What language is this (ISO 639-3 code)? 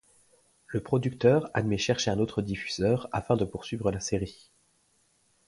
fra